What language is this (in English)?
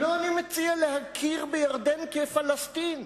Hebrew